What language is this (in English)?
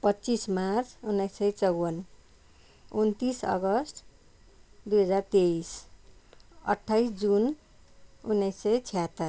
Nepali